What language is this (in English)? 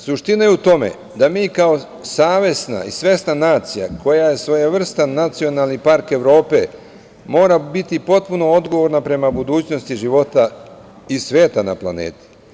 Serbian